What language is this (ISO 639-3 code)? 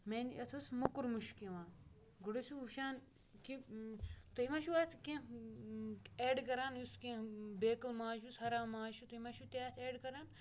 kas